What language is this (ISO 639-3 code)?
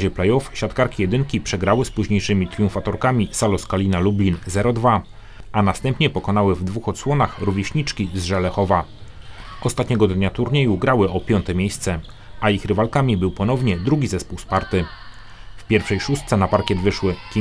pol